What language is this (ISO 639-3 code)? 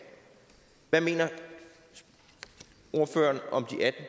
dan